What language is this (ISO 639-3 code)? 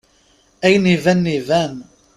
kab